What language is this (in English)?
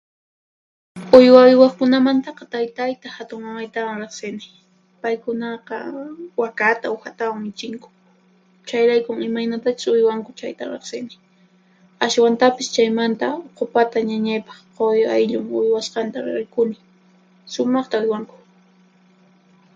Puno Quechua